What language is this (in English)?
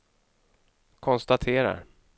Swedish